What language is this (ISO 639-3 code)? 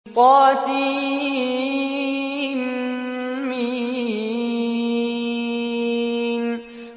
ara